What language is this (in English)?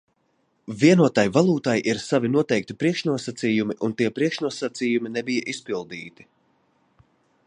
Latvian